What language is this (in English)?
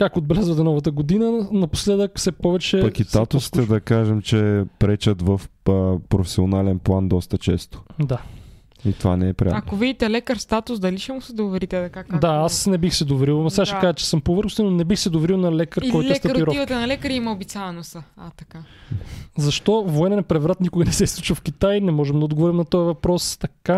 Bulgarian